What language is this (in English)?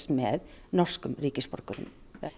Icelandic